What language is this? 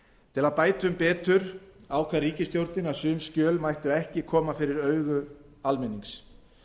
Icelandic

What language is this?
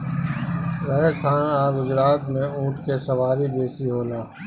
Bhojpuri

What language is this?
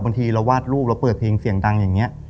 Thai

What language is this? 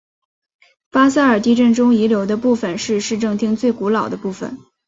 Chinese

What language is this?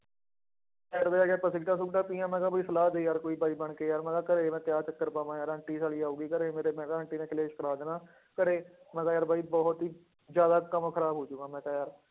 Punjabi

